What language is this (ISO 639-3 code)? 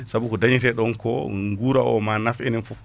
ful